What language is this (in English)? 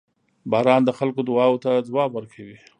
Pashto